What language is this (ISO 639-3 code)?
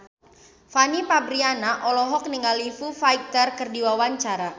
sun